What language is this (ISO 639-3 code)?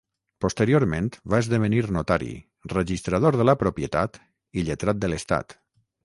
cat